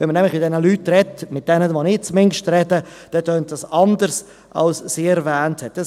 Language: Swiss German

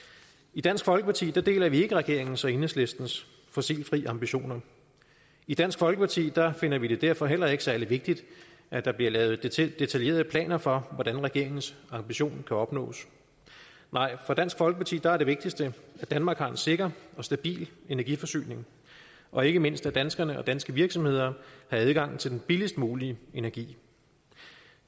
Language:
Danish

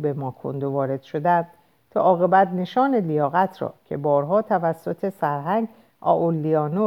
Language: Persian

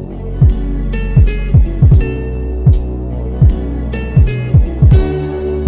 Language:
Thai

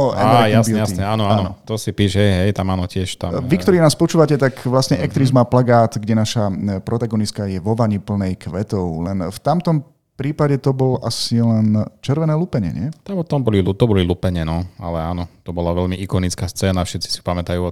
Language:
Slovak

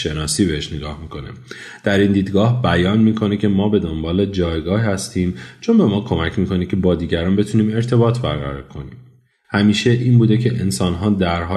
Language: Persian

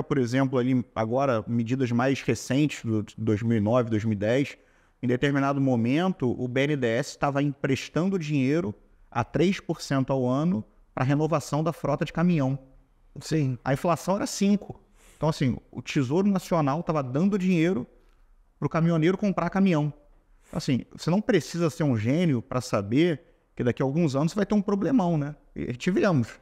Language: Portuguese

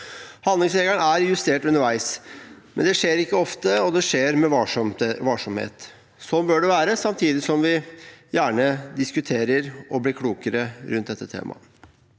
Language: Norwegian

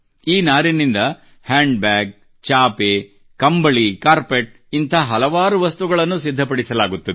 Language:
Kannada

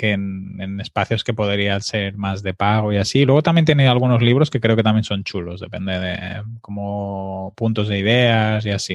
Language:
Spanish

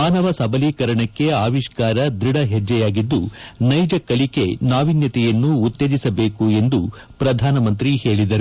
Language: Kannada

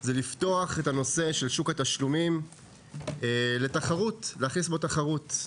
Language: Hebrew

